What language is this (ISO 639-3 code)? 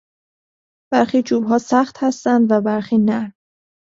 fas